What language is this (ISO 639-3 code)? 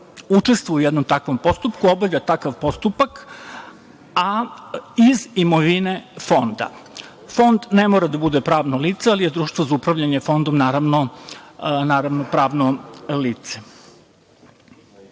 srp